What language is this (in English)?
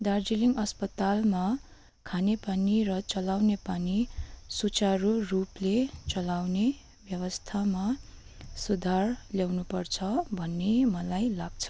Nepali